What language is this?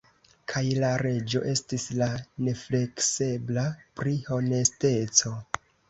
Esperanto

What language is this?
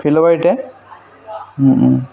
Assamese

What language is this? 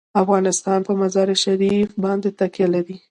Pashto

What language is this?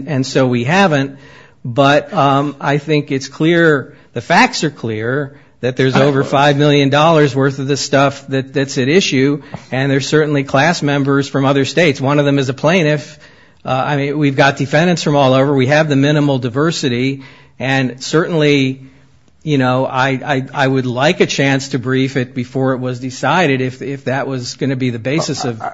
English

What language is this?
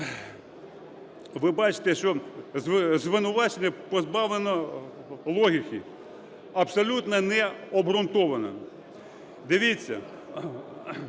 Ukrainian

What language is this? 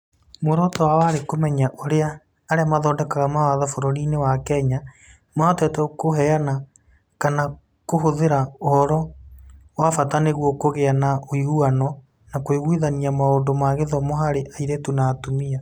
Kikuyu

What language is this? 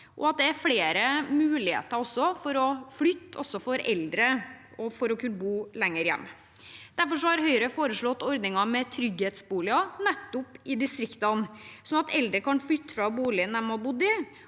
Norwegian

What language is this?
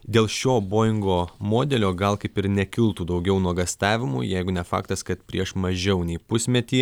Lithuanian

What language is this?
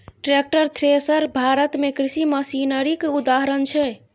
Maithili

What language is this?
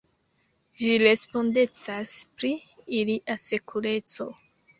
Esperanto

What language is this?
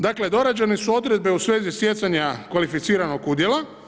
Croatian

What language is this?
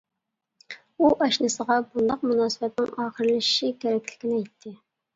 Uyghur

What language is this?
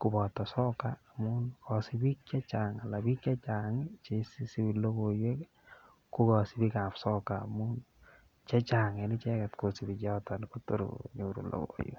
Kalenjin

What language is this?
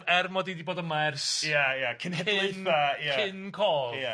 Welsh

